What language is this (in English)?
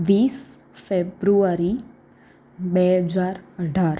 Gujarati